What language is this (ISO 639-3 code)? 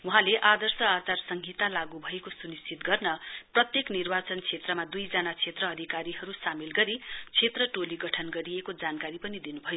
nep